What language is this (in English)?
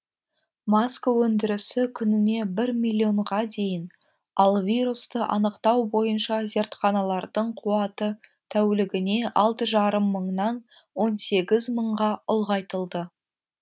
Kazakh